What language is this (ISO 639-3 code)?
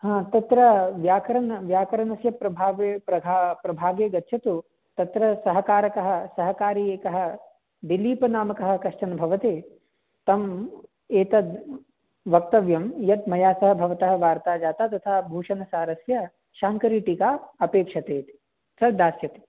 san